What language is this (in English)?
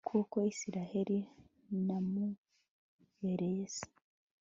Kinyarwanda